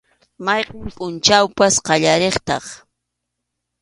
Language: Arequipa-La Unión Quechua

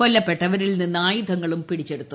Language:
Malayalam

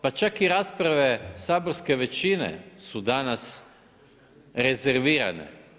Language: Croatian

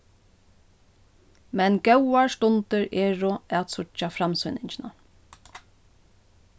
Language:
Faroese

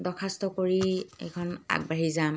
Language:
Assamese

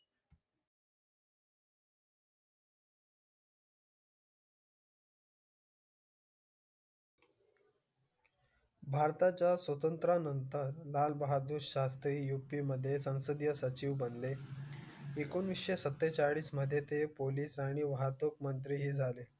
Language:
Marathi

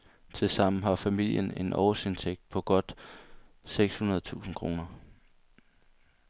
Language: Danish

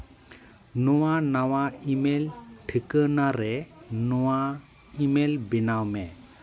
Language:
Santali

